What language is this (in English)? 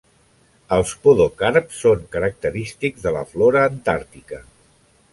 Catalan